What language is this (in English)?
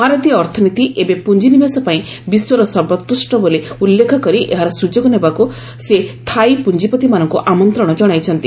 Odia